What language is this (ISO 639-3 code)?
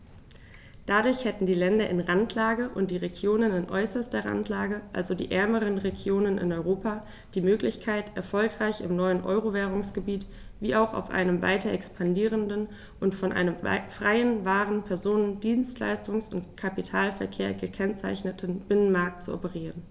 deu